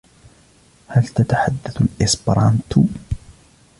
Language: Arabic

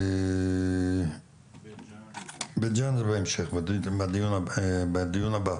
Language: Hebrew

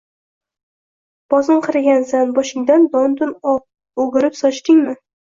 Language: Uzbek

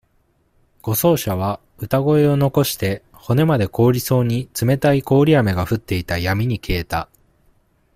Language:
Japanese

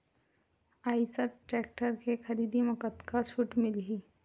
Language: Chhattisgarhi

